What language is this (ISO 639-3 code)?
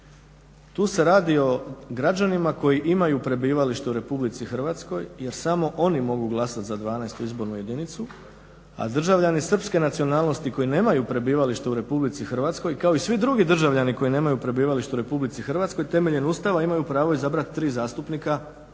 hrv